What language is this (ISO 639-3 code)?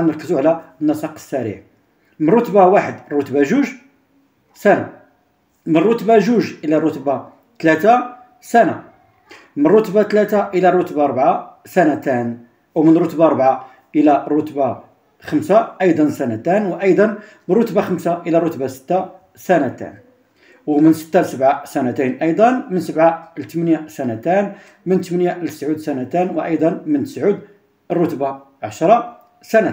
ara